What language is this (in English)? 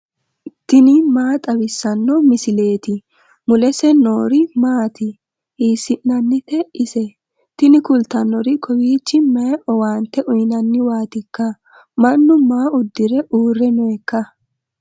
Sidamo